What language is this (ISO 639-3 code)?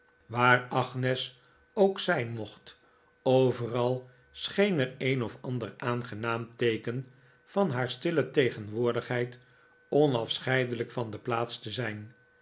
nld